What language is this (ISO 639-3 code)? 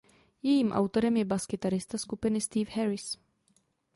ces